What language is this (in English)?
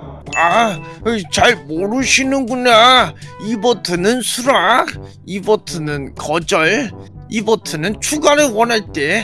Korean